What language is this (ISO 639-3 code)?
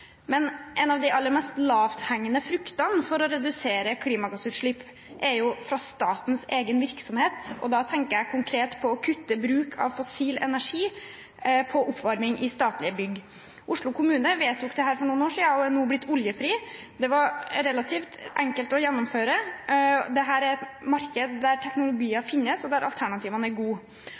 nob